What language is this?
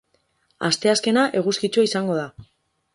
Basque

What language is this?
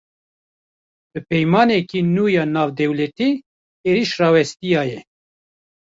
Kurdish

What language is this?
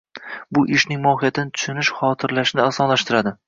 Uzbek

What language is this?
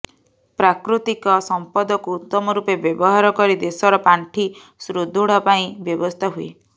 Odia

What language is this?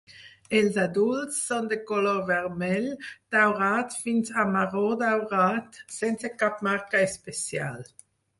Catalan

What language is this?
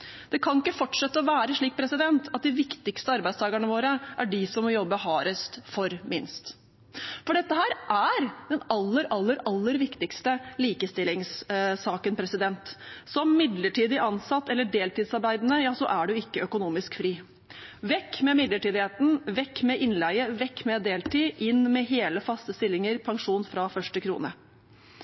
Norwegian Bokmål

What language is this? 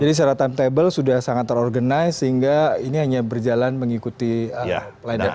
Indonesian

